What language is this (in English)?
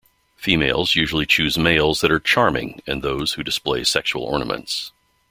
English